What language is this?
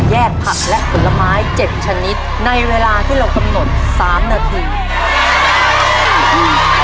Thai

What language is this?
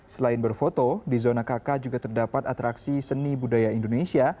Indonesian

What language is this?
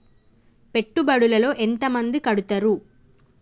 Telugu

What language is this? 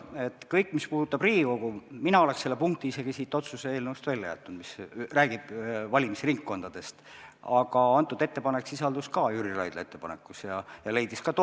Estonian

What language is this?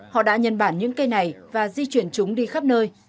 Vietnamese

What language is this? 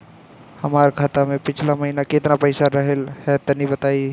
Bhojpuri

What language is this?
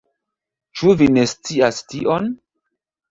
Esperanto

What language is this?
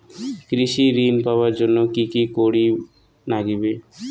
Bangla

